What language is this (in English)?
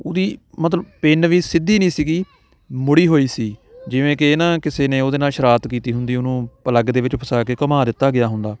Punjabi